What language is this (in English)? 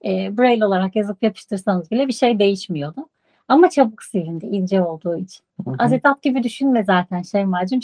Turkish